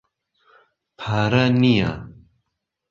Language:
Central Kurdish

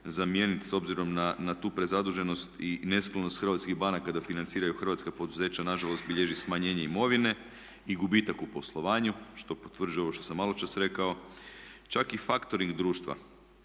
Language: Croatian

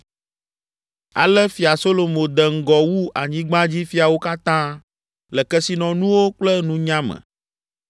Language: Ewe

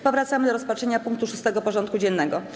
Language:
Polish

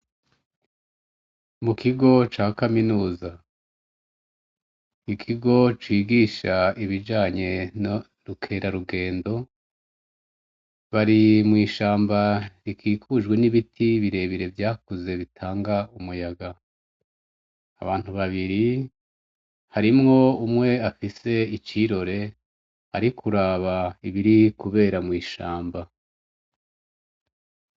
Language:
Rundi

